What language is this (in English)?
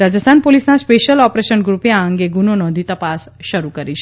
Gujarati